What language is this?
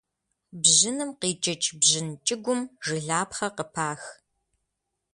Kabardian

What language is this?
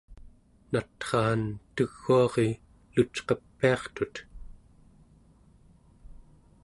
Central Yupik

